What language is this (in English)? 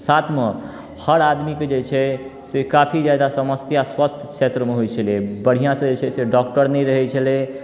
Maithili